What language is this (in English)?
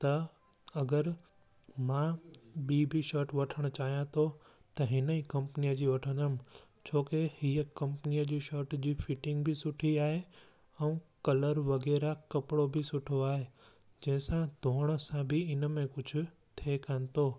Sindhi